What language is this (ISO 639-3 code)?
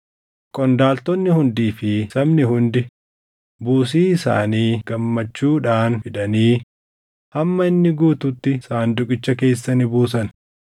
orm